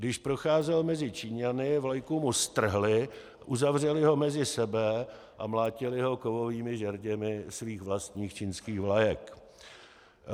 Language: Czech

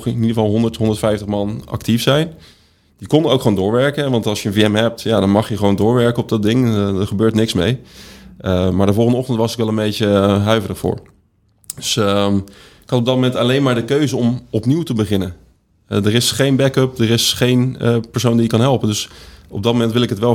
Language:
Dutch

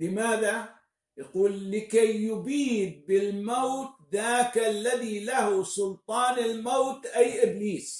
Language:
Arabic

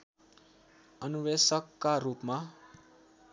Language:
Nepali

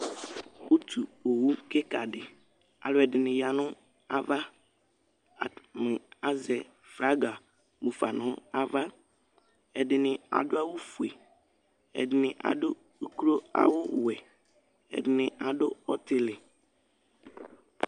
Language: Ikposo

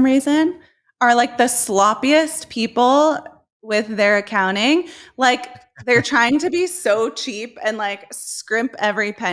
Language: English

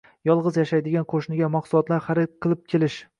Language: Uzbek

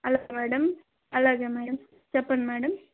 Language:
Telugu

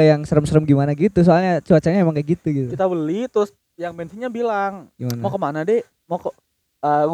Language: Indonesian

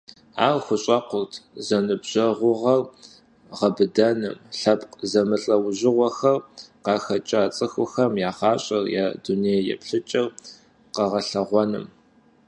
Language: Kabardian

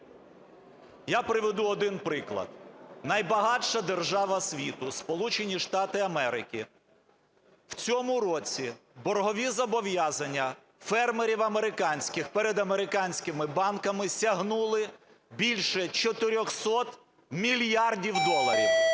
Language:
Ukrainian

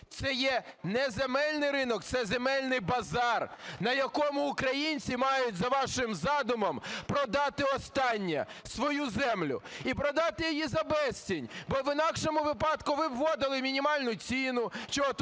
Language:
Ukrainian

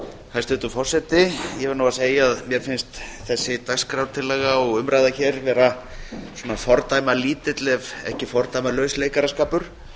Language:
Icelandic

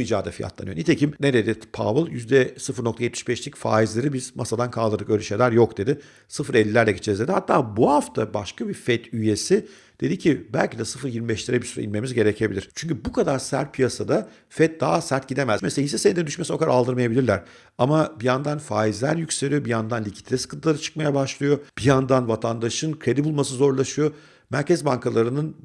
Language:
Turkish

